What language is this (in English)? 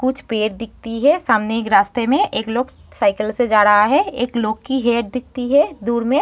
Hindi